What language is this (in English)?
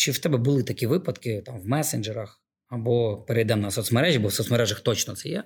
Ukrainian